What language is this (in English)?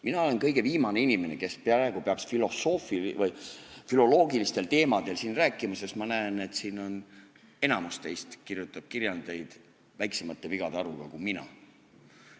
Estonian